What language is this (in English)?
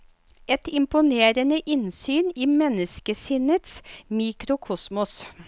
Norwegian